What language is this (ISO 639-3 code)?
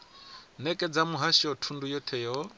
ven